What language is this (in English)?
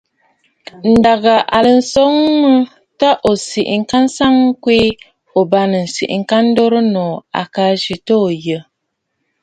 Bafut